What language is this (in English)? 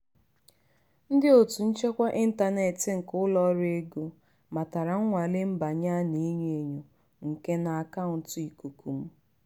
Igbo